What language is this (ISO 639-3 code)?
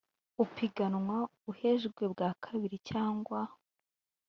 kin